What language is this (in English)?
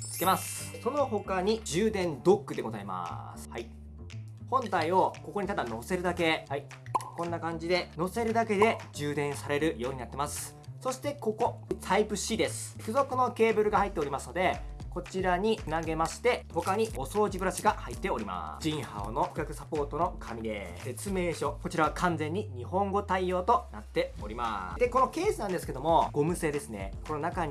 Japanese